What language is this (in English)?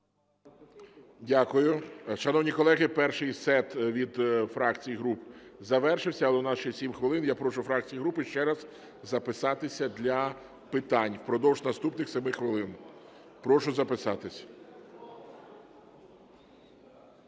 Ukrainian